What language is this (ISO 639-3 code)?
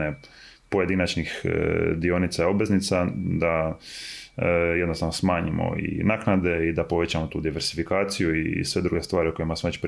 hrv